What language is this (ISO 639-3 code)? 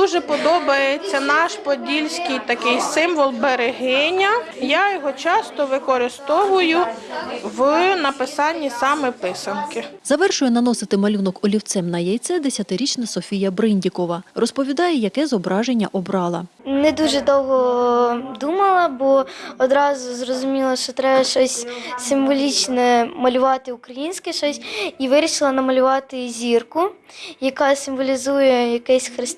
ukr